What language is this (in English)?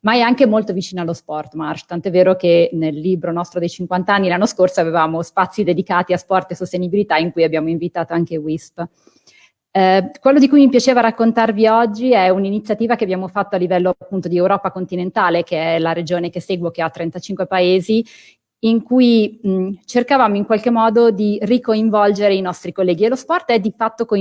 Italian